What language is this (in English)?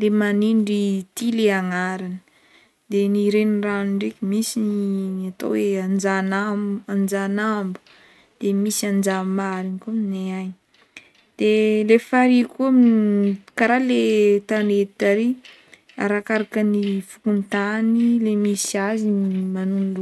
Northern Betsimisaraka Malagasy